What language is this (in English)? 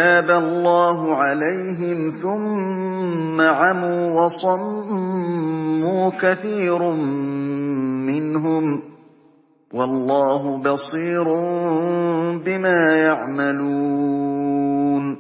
Arabic